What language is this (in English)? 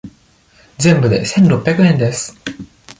Japanese